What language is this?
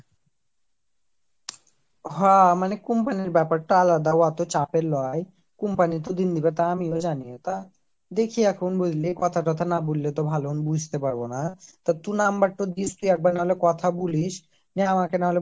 Bangla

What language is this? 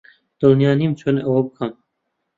Central Kurdish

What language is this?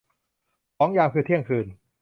Thai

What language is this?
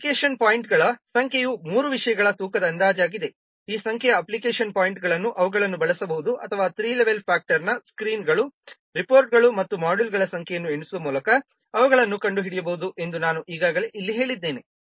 Kannada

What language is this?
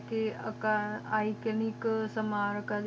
Punjabi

